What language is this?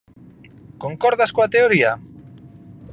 Galician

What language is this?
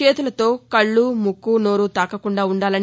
Telugu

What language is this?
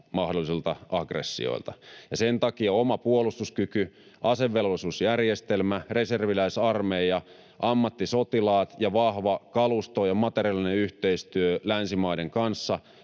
Finnish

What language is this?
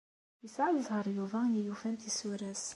Kabyle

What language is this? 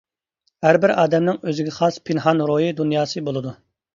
Uyghur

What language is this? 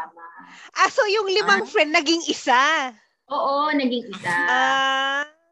Filipino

